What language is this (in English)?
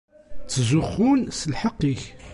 Kabyle